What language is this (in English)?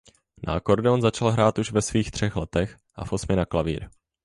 Czech